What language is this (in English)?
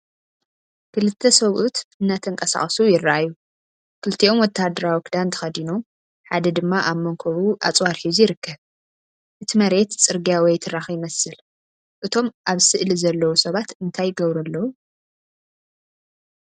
Tigrinya